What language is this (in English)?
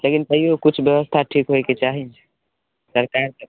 Maithili